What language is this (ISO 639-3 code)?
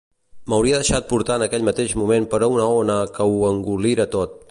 cat